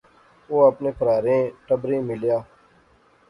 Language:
Pahari-Potwari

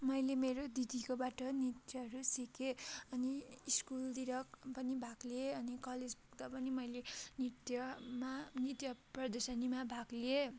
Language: Nepali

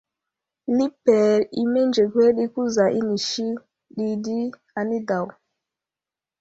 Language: Wuzlam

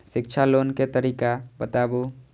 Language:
Maithili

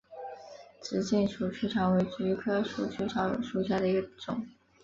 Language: Chinese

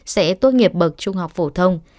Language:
Vietnamese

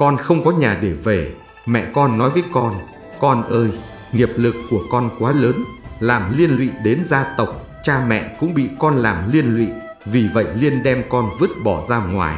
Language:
Vietnamese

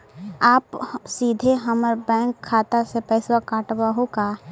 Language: Magahi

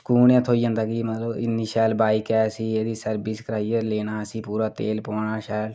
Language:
Dogri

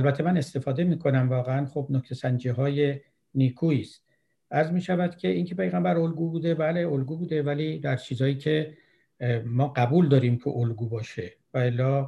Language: Persian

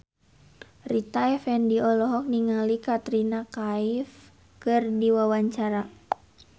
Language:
Sundanese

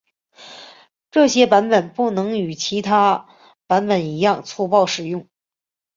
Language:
Chinese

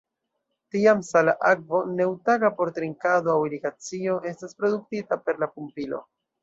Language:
Esperanto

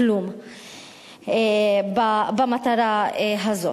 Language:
Hebrew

